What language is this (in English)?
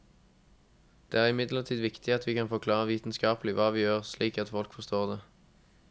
Norwegian